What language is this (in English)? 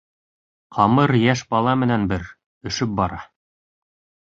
Bashkir